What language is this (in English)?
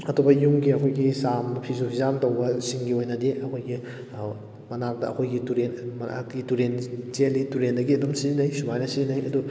Manipuri